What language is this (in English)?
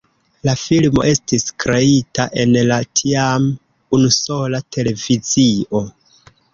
Esperanto